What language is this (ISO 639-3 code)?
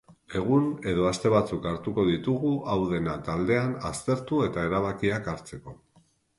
eus